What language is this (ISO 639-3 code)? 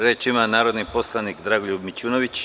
srp